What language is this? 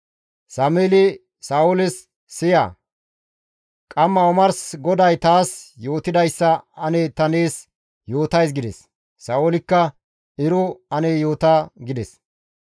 Gamo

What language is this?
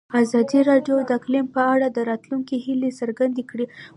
Pashto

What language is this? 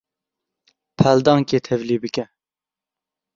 Kurdish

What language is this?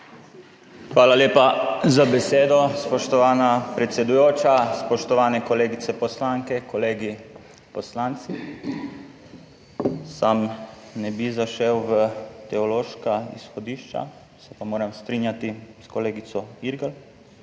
Slovenian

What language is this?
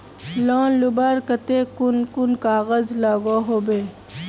Magahi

